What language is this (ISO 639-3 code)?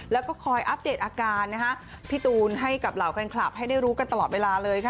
tha